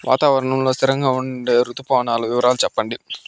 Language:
Telugu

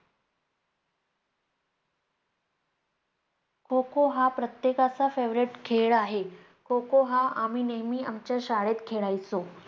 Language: Marathi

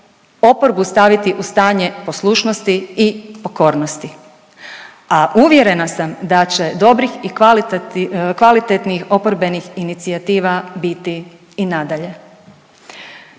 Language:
Croatian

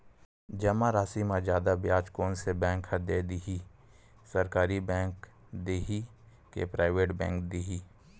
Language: Chhattisgarhi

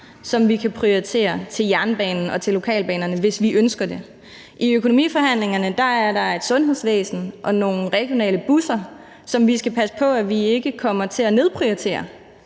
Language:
Danish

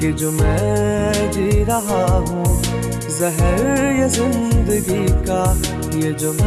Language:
Urdu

